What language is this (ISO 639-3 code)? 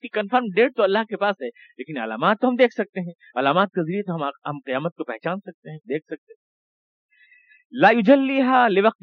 urd